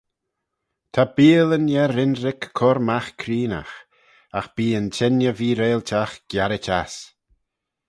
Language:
Manx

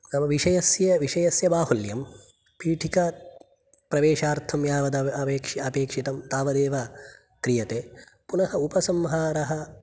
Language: Sanskrit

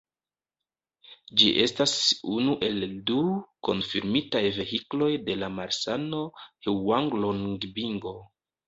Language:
Esperanto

